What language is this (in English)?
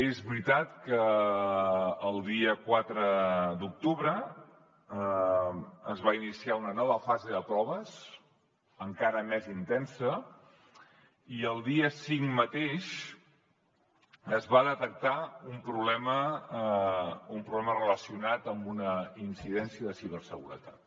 Catalan